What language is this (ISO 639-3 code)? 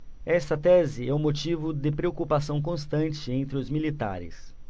por